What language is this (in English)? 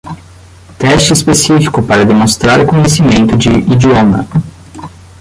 Portuguese